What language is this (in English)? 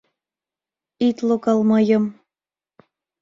Mari